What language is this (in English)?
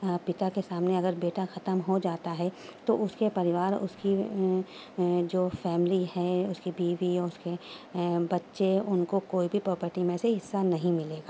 Urdu